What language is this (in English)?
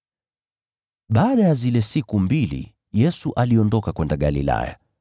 Swahili